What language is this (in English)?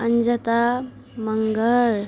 Nepali